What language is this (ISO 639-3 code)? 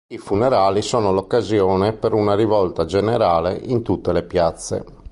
ita